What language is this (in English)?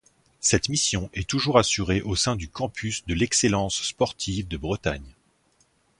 French